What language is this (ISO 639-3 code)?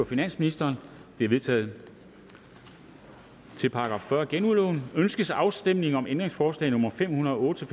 dan